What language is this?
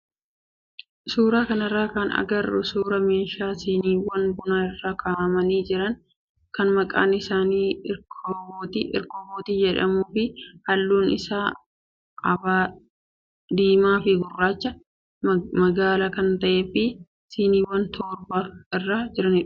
Oromo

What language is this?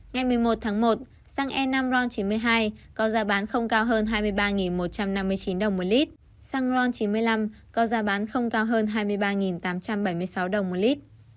Vietnamese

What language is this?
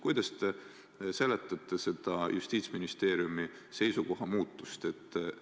Estonian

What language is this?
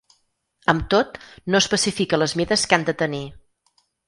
Catalan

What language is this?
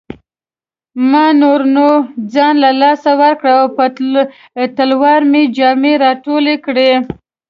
Pashto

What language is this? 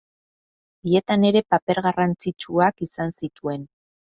Basque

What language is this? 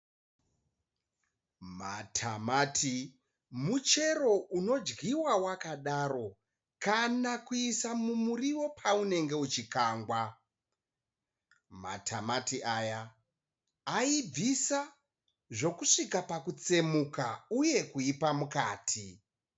Shona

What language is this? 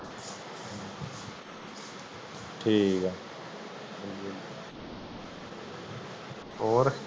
Punjabi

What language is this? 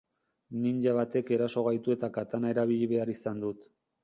Basque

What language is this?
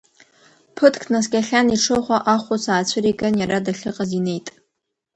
Abkhazian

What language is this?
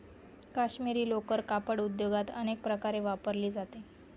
Marathi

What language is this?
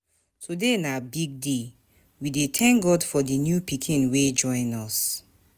Nigerian Pidgin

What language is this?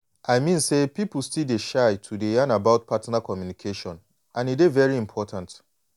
Nigerian Pidgin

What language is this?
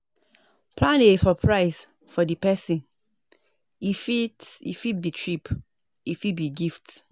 Nigerian Pidgin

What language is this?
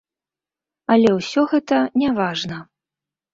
Belarusian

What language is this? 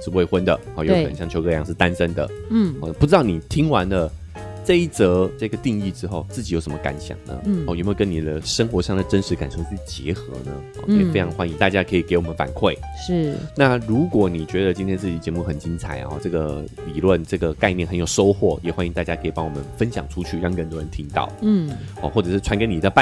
Chinese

